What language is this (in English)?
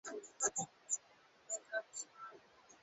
Swahili